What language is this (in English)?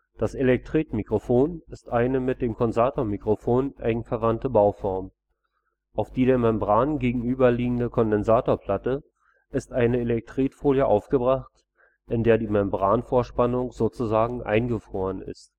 German